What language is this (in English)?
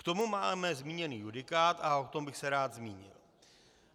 Czech